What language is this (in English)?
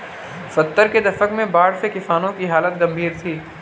Hindi